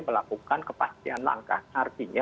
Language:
Indonesian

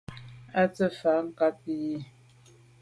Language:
Medumba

